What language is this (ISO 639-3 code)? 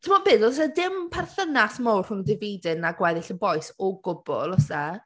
cym